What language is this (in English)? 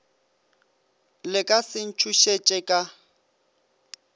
Northern Sotho